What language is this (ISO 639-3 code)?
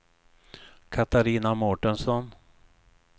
swe